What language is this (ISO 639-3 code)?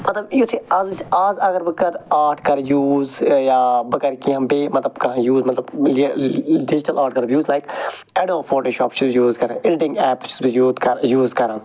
kas